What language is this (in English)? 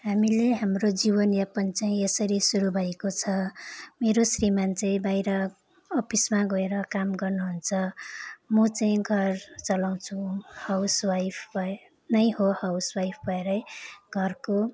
Nepali